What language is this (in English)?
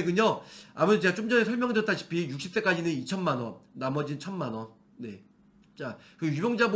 Korean